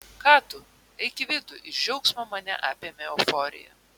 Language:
Lithuanian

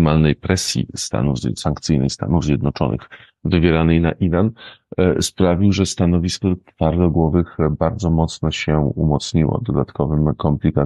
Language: Polish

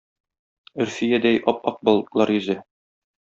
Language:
Tatar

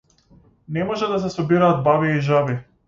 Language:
Macedonian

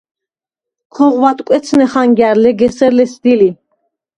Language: Svan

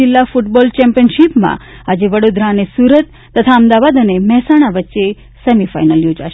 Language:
Gujarati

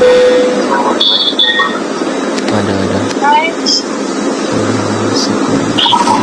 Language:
Indonesian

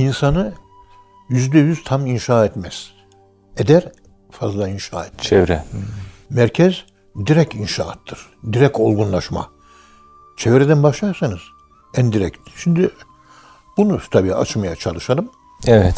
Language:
Turkish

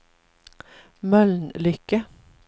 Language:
Swedish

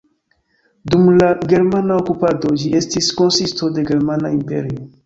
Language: Esperanto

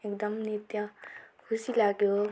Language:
Nepali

